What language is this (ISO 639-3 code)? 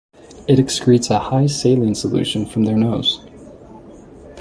eng